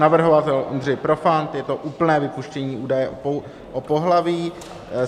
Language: Czech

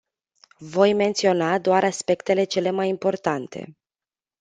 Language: Romanian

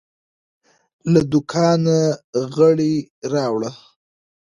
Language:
Pashto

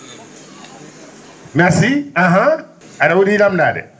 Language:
Fula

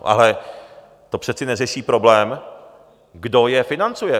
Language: Czech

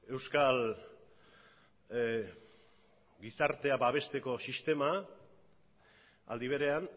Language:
Basque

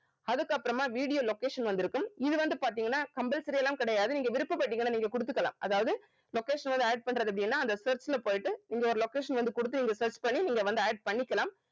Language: Tamil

